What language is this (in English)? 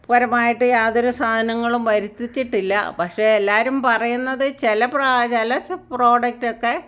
Malayalam